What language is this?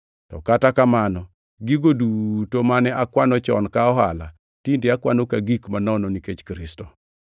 Luo (Kenya and Tanzania)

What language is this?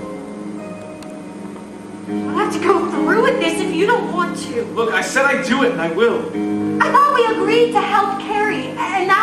English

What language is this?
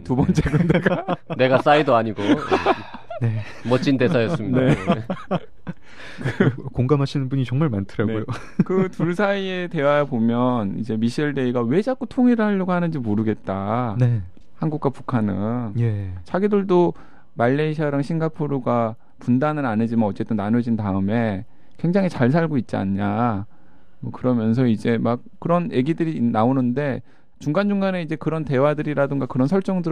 Korean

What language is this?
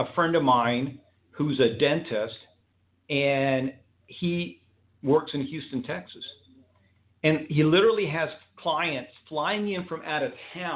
English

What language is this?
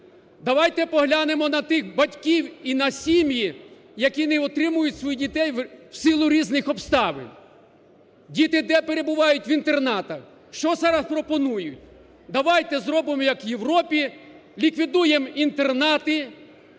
Ukrainian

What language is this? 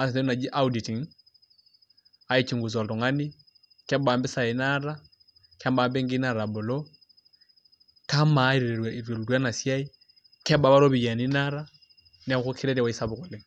Masai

